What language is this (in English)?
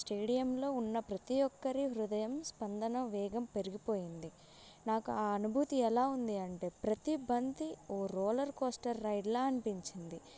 Telugu